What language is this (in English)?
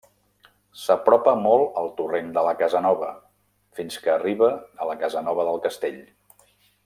Catalan